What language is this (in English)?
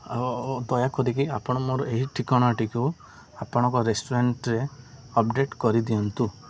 Odia